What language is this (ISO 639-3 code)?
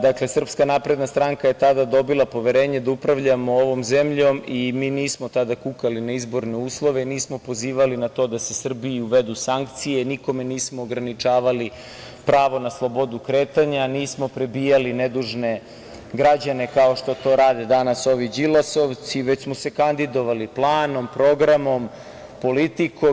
srp